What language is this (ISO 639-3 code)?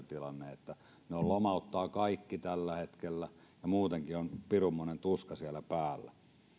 fin